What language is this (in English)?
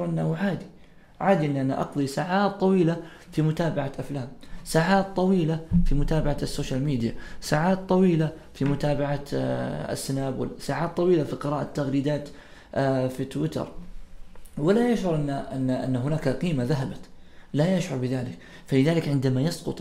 Arabic